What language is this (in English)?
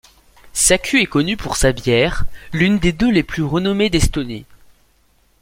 French